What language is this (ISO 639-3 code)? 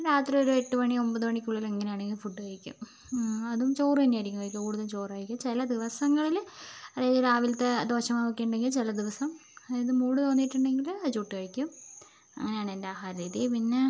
mal